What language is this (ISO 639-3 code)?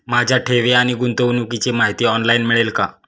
mar